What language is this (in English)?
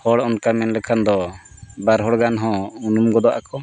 Santali